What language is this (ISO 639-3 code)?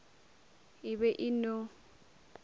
nso